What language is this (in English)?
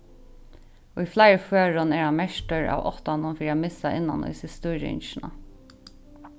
Faroese